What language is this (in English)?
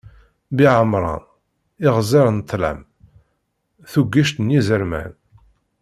Kabyle